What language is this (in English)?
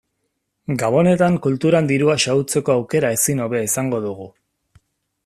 Basque